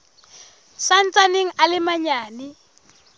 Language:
Southern Sotho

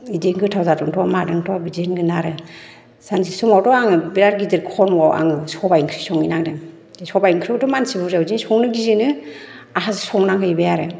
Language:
Bodo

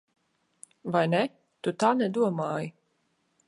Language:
Latvian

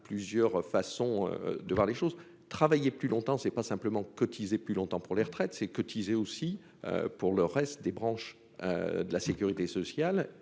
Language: French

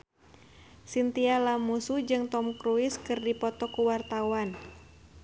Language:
Sundanese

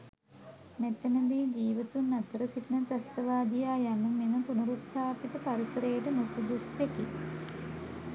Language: Sinhala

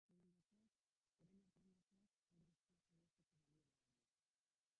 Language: Basque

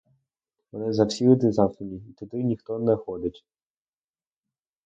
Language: Ukrainian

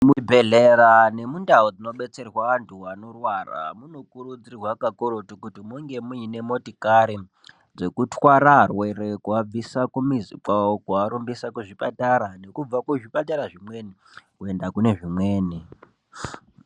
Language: Ndau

